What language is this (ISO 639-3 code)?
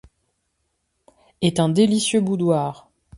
fra